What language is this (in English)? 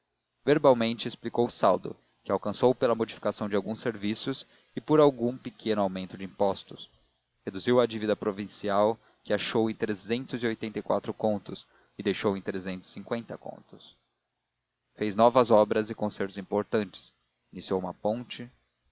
Portuguese